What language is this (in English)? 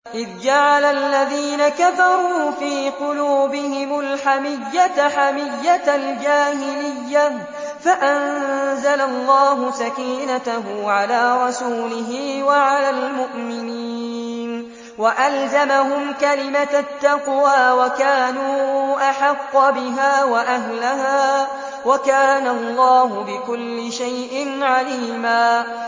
Arabic